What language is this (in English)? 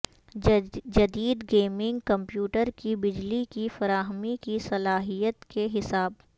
Urdu